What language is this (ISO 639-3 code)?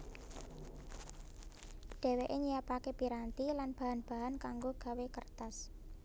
jav